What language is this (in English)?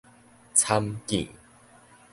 Min Nan Chinese